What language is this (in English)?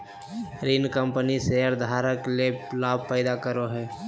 Magahi